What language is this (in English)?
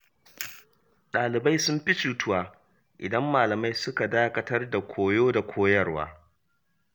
Hausa